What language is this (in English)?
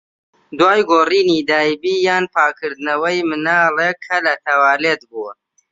Central Kurdish